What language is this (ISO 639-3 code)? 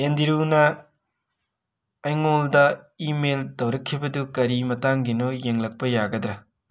mni